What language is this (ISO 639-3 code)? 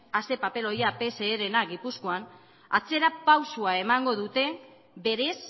eus